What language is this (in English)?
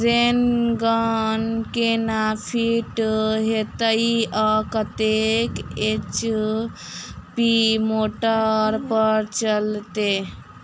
Maithili